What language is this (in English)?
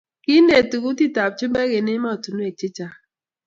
Kalenjin